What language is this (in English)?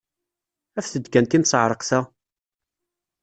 Kabyle